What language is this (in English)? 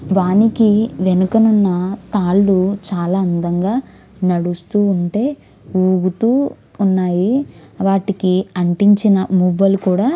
Telugu